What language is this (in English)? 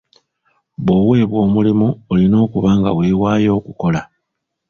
Ganda